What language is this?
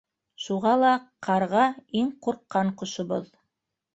Bashkir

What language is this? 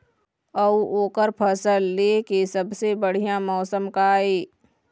Chhattisgarhi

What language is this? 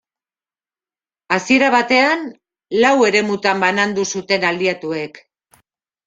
Basque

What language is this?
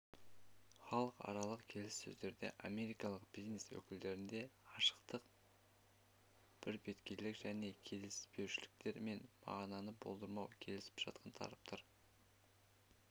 Kazakh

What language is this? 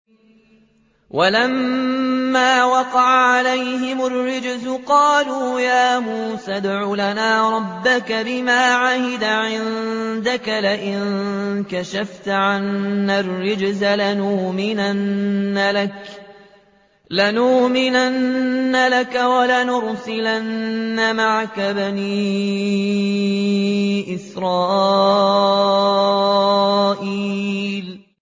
Arabic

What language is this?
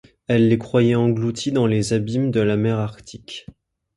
French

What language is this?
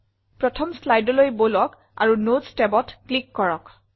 Assamese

